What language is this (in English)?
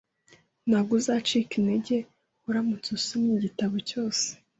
Kinyarwanda